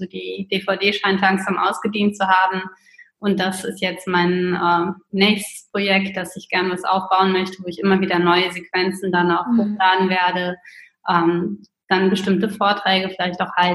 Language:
German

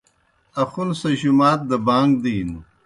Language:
Kohistani Shina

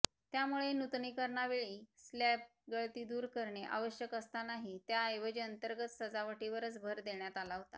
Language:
Marathi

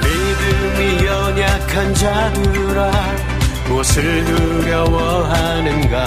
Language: Korean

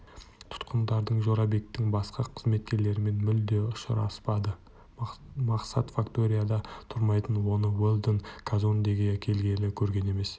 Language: Kazakh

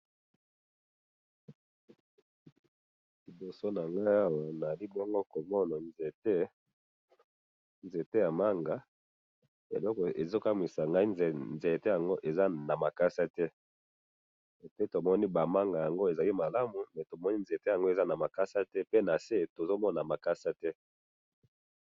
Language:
Lingala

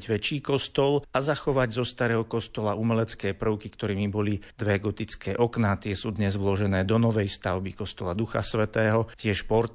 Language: Slovak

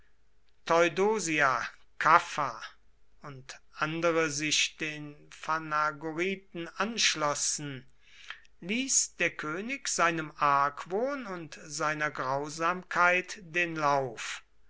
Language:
German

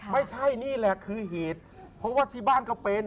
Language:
Thai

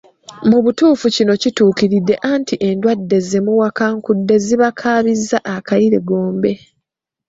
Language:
Ganda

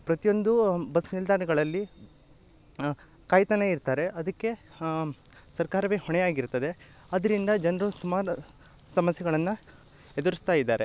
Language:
Kannada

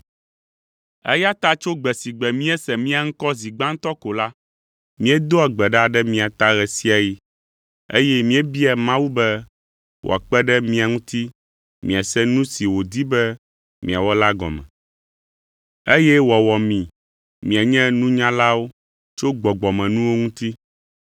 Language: Ewe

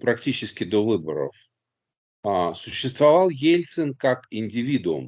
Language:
Russian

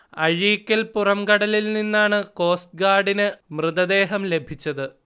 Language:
Malayalam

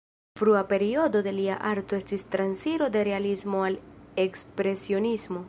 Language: Esperanto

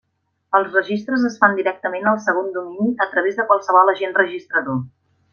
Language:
Catalan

